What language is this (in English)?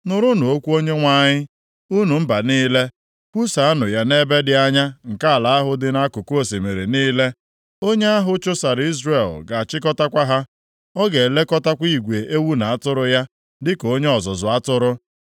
Igbo